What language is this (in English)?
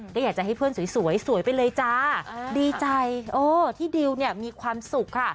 Thai